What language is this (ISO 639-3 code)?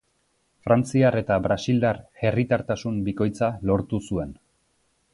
eus